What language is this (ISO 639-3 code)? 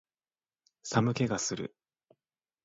jpn